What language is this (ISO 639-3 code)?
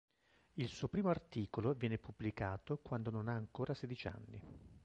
ita